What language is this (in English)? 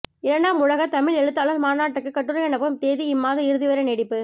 Tamil